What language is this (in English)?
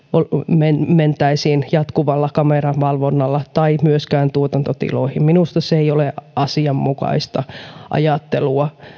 Finnish